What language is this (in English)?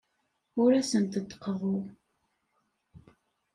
Kabyle